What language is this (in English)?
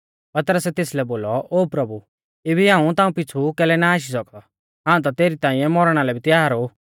Mahasu Pahari